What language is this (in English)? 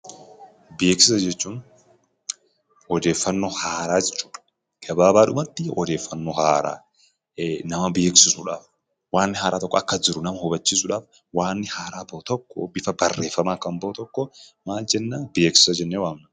Oromo